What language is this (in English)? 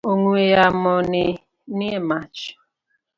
Luo (Kenya and Tanzania)